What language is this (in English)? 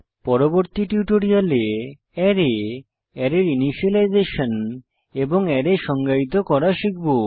Bangla